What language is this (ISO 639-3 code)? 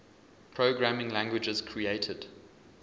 eng